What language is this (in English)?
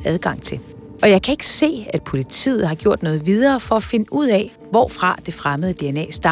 Danish